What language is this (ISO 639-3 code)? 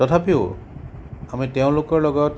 asm